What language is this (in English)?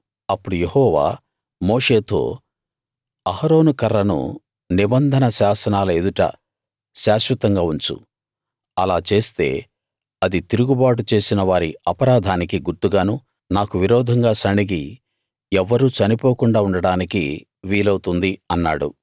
Telugu